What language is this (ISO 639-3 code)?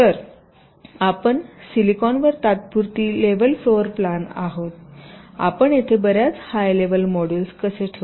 mar